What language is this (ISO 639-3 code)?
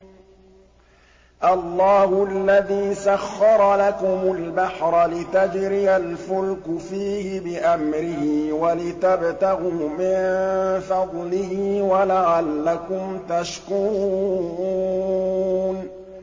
ara